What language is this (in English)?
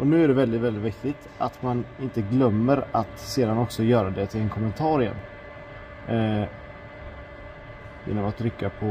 Swedish